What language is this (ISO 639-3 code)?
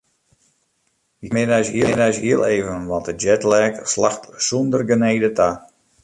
fry